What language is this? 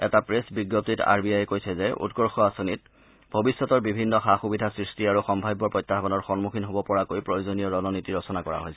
Assamese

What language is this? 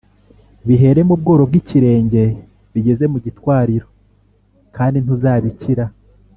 Kinyarwanda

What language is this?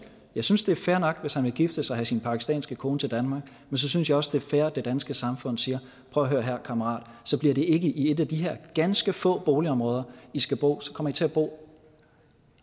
Danish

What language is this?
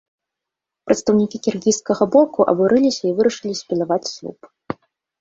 Belarusian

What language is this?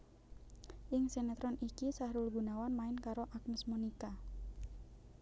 Javanese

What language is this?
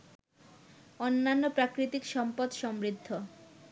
Bangla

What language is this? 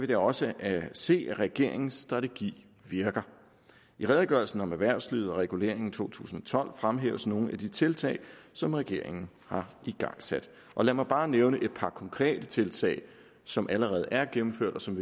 Danish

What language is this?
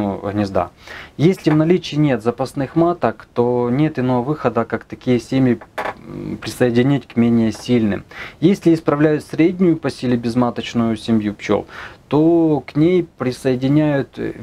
Russian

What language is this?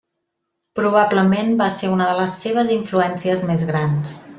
Catalan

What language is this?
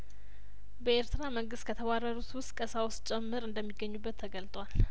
Amharic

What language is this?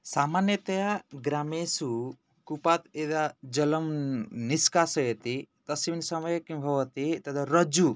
Sanskrit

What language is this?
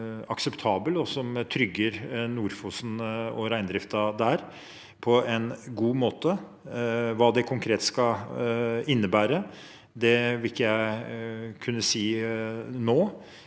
Norwegian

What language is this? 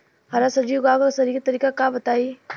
Bhojpuri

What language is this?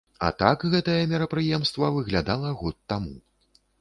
Belarusian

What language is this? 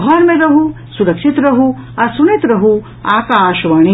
Maithili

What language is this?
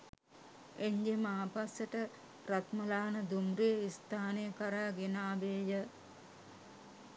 Sinhala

